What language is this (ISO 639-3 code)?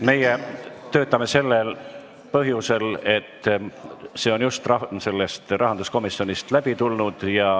est